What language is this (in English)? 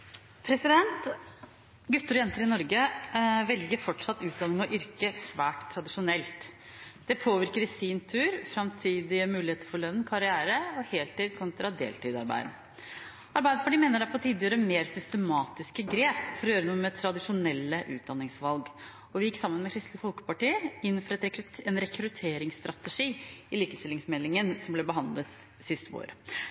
Norwegian Bokmål